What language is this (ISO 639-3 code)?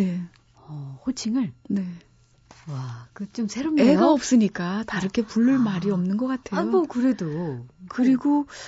kor